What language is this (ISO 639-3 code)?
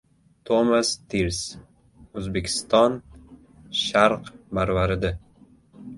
uzb